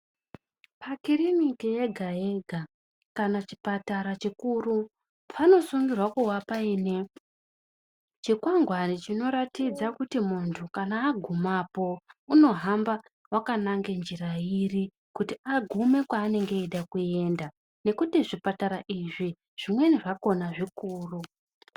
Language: Ndau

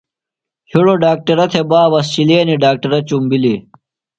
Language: Phalura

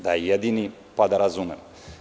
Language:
Serbian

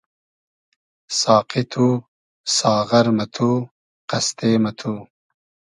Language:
Hazaragi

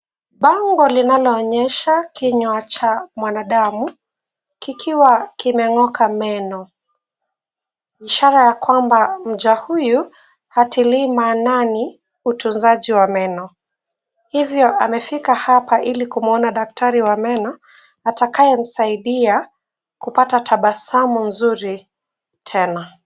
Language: Swahili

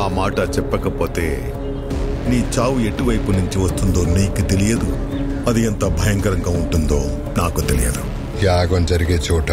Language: Telugu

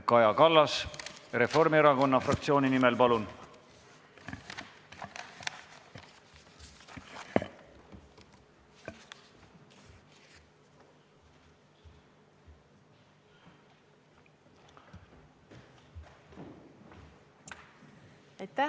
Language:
Estonian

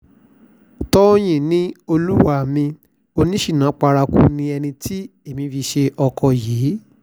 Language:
Yoruba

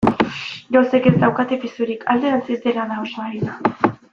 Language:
Basque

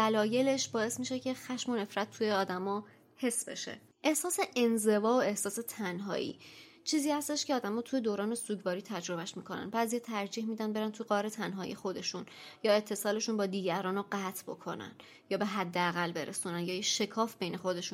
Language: Persian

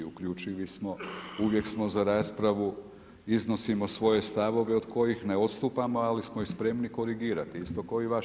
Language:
Croatian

